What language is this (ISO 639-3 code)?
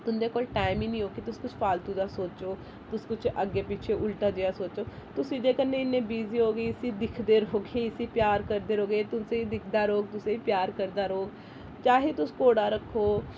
doi